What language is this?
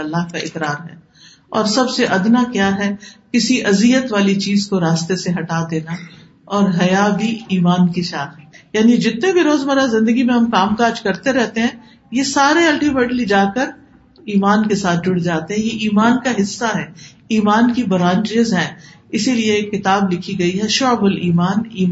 Urdu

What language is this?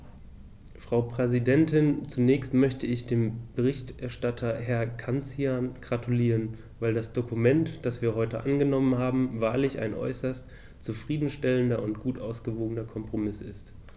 German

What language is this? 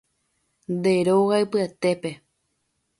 Guarani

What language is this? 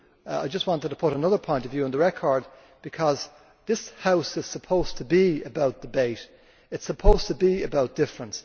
English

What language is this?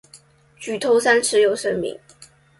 Chinese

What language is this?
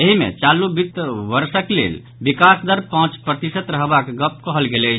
Maithili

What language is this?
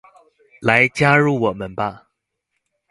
Chinese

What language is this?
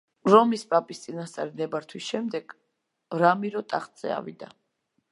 Georgian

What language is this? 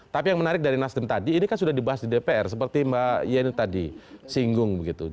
Indonesian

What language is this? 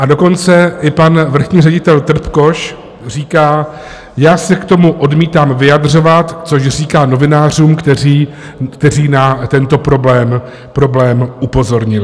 Czech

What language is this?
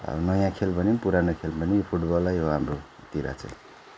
Nepali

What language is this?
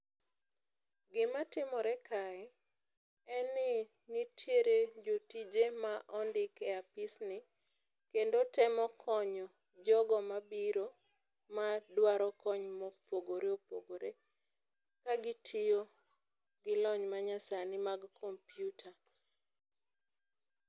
Luo (Kenya and Tanzania)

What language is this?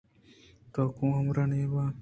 Eastern Balochi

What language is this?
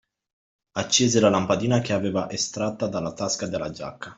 Italian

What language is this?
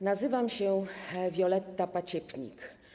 Polish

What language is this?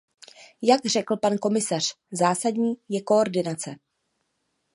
Czech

